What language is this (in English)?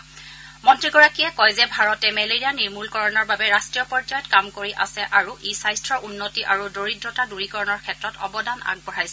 Assamese